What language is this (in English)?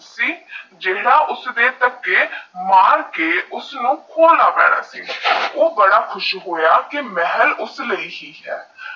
Punjabi